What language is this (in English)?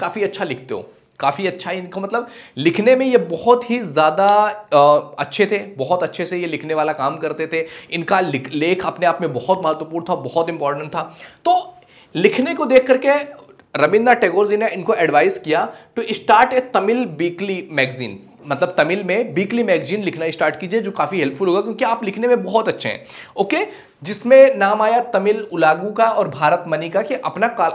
Hindi